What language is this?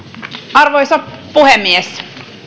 Finnish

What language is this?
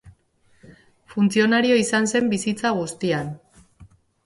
Basque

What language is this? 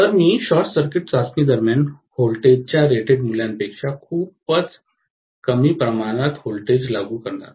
Marathi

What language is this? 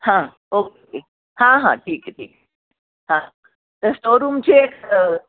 Marathi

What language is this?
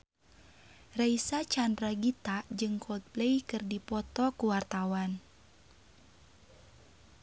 Sundanese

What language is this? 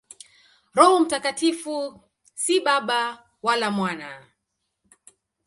Swahili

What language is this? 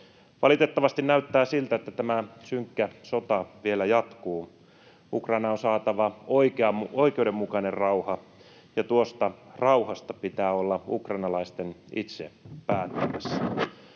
Finnish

